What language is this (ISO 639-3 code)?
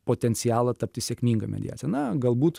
lit